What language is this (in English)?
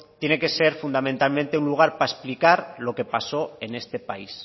Spanish